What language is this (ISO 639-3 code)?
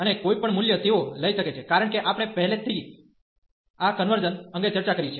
guj